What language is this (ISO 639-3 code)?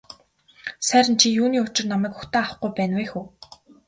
mon